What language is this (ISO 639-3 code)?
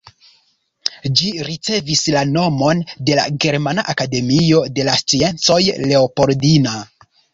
epo